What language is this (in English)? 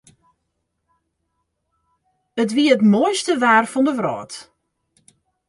Western Frisian